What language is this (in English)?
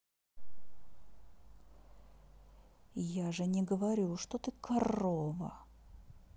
Russian